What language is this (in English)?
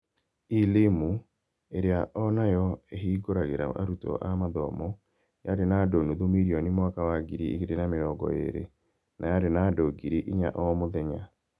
Kikuyu